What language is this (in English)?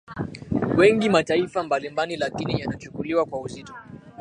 Swahili